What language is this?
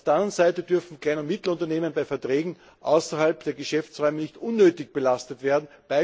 German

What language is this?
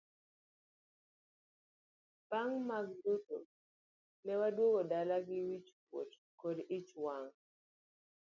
Luo (Kenya and Tanzania)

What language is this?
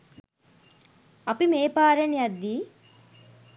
Sinhala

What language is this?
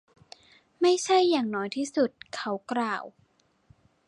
Thai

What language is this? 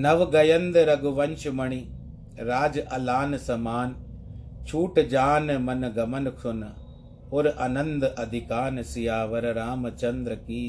Hindi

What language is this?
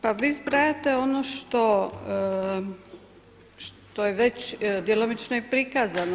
Croatian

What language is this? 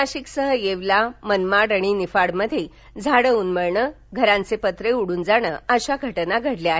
Marathi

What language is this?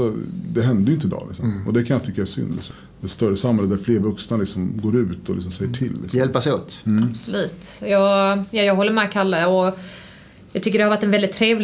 Swedish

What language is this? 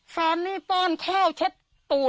Thai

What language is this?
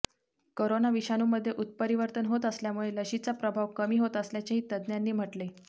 Marathi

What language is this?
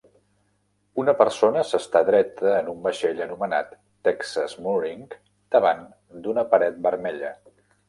Catalan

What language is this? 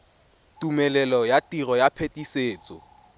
Tswana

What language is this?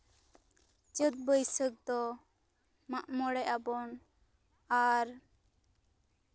Santali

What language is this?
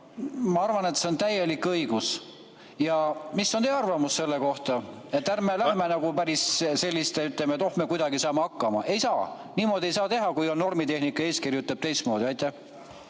Estonian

